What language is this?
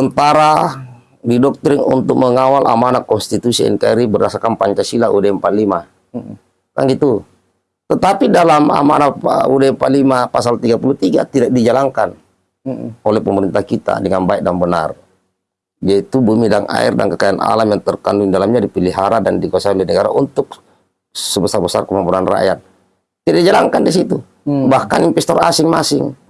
Indonesian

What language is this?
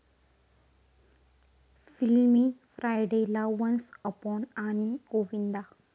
Marathi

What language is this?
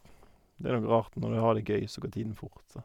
Norwegian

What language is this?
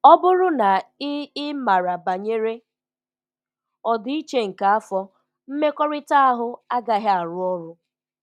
Igbo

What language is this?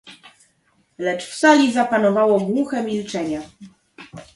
Polish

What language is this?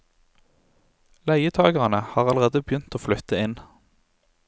Norwegian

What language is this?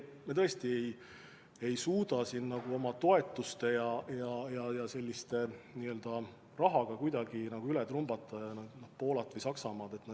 Estonian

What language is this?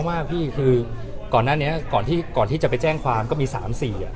Thai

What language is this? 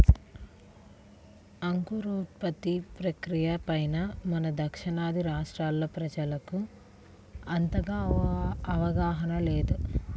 Telugu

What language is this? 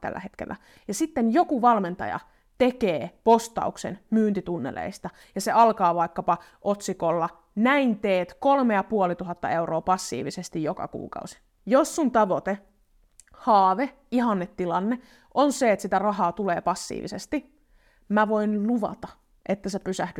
Finnish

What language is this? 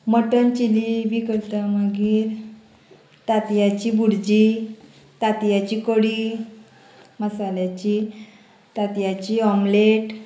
Konkani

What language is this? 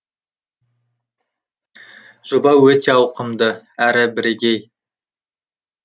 Kazakh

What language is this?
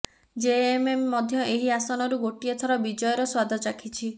Odia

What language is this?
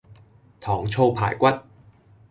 Cantonese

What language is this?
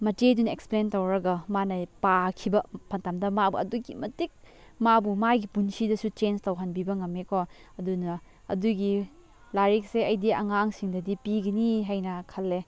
Manipuri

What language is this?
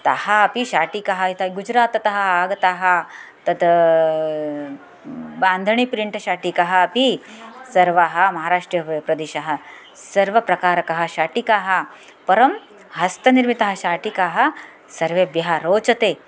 Sanskrit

